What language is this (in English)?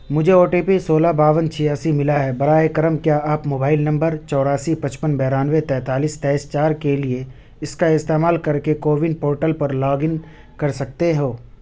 Urdu